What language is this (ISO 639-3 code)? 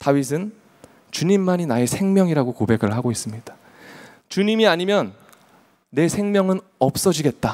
kor